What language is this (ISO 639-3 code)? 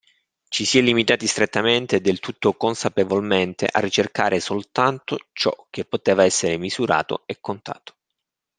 ita